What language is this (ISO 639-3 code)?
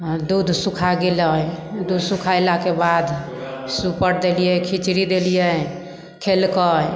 mai